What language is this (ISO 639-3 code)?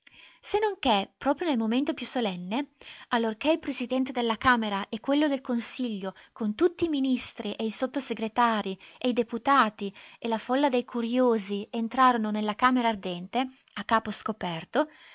ita